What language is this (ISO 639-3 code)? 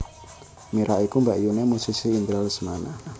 jav